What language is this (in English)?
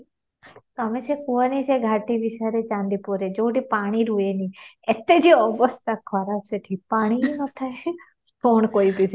Odia